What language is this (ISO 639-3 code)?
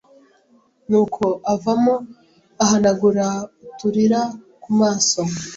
kin